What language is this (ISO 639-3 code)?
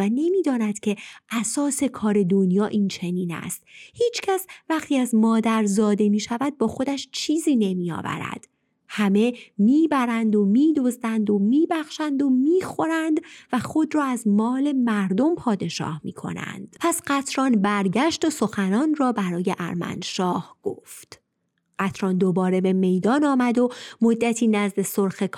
fas